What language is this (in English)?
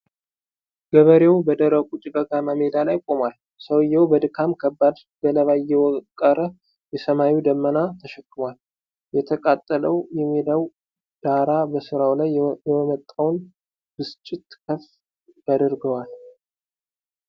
Amharic